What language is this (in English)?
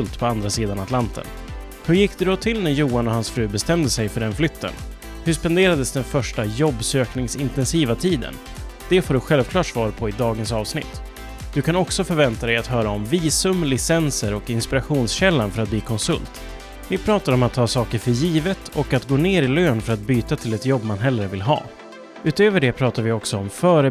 Swedish